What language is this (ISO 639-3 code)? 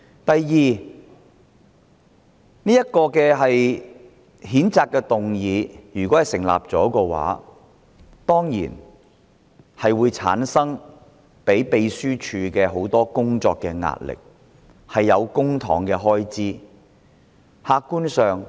yue